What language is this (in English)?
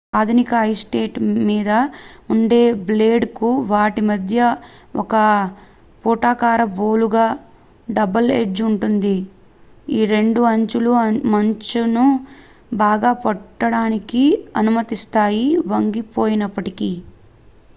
Telugu